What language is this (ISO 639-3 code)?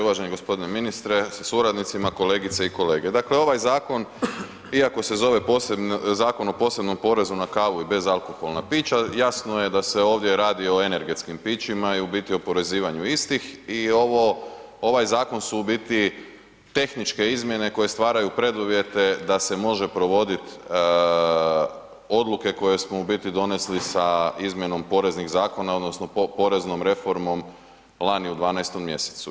hrv